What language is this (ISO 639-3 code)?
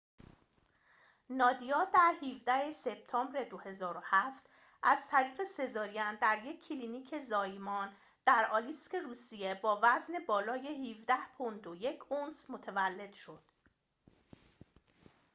fas